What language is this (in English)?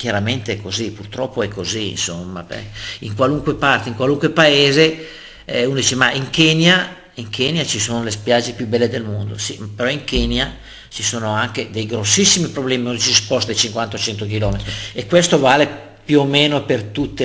Italian